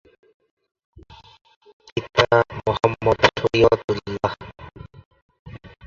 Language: Bangla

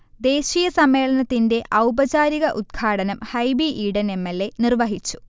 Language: Malayalam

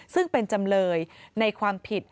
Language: Thai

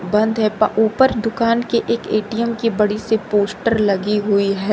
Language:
Hindi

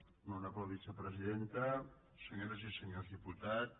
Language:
Catalan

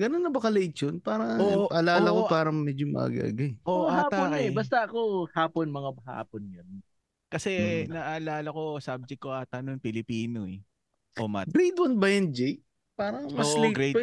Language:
Filipino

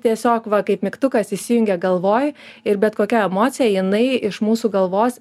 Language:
Lithuanian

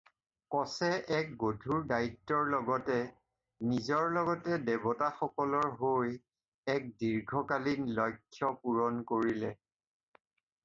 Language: Assamese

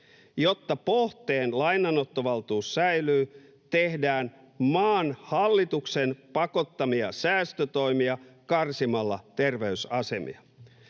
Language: Finnish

